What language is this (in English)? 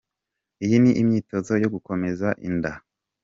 Kinyarwanda